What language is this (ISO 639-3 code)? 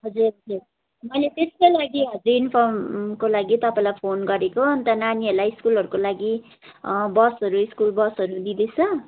nep